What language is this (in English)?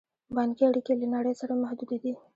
Pashto